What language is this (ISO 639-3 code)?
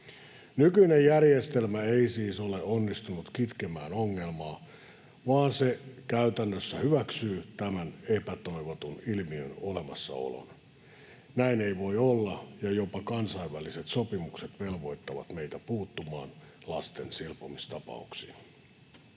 fin